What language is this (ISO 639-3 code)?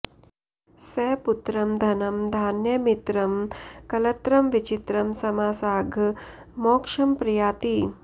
san